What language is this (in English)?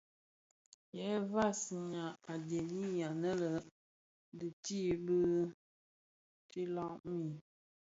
Bafia